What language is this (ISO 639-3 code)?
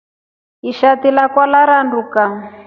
rof